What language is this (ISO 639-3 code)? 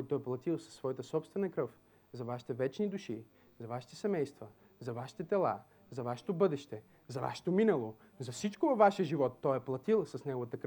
bul